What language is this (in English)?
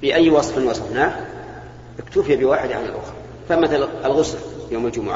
Arabic